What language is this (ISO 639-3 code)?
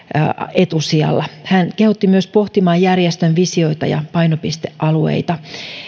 fin